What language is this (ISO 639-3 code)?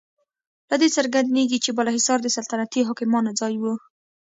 pus